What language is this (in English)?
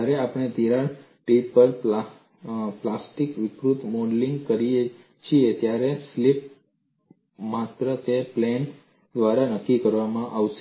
Gujarati